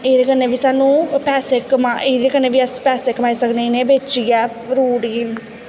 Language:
Dogri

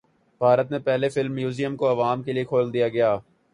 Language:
Urdu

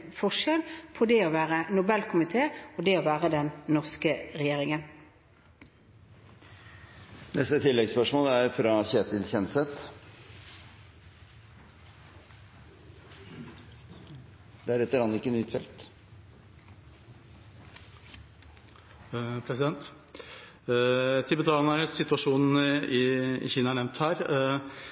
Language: Norwegian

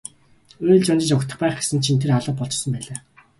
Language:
Mongolian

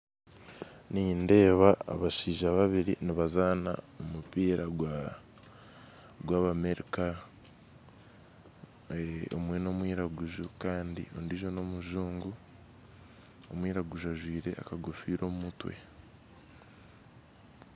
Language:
Nyankole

